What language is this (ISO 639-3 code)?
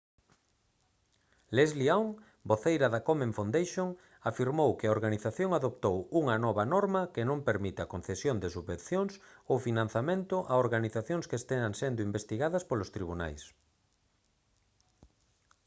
glg